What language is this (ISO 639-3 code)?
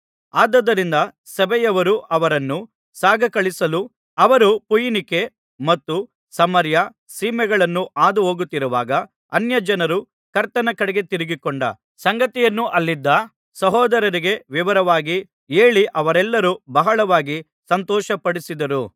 kan